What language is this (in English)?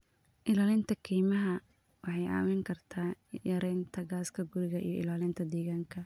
Somali